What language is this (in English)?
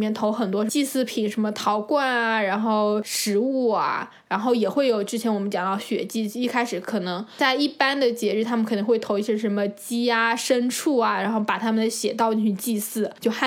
Chinese